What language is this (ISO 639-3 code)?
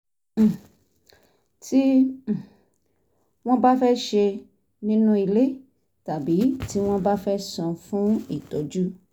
yor